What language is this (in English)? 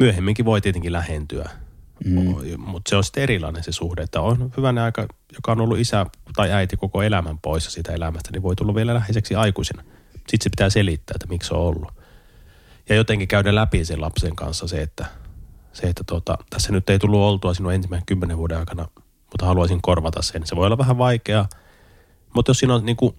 Finnish